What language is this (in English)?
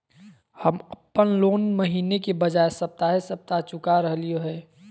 Magahi